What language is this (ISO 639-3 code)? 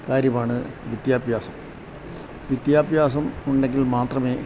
mal